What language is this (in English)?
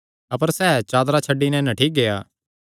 Kangri